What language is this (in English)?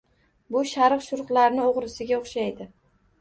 Uzbek